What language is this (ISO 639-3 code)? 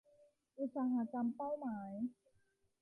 tha